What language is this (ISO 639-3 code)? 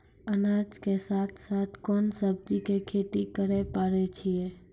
mai